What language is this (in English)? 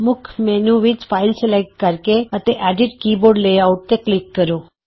Punjabi